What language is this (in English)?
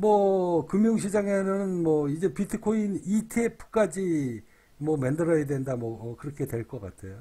Korean